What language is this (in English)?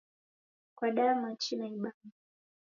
Taita